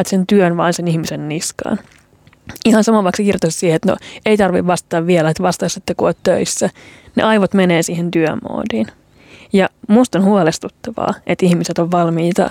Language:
Finnish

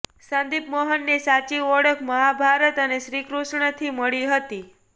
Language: Gujarati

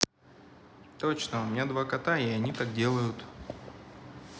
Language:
Russian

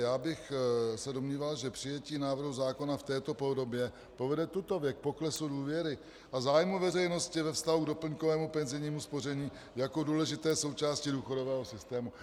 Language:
Czech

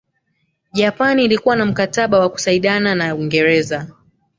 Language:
Swahili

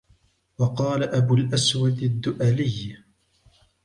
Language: Arabic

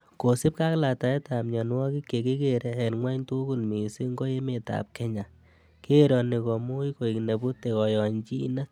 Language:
Kalenjin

